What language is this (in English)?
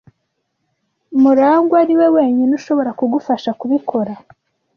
Kinyarwanda